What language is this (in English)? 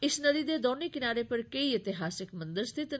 Dogri